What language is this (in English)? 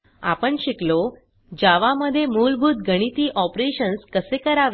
Marathi